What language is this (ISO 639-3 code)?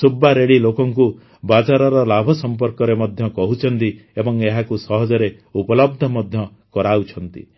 ori